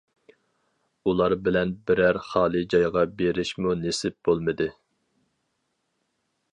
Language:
Uyghur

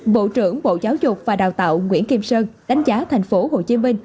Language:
Vietnamese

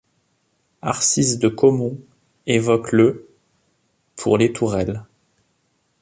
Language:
French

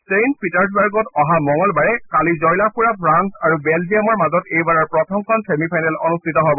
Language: Assamese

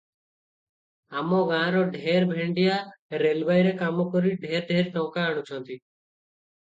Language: Odia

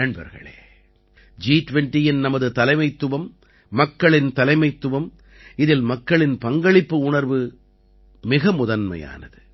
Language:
Tamil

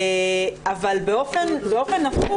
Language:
Hebrew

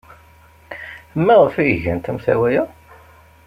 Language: Kabyle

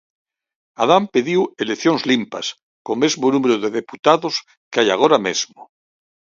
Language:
Galician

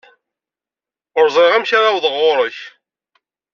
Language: Kabyle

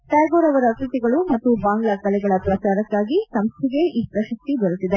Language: Kannada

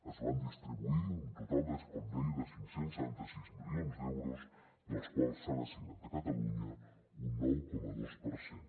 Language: Catalan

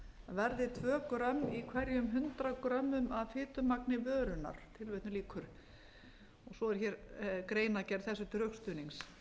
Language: Icelandic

